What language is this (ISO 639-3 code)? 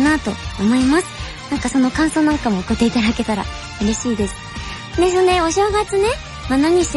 jpn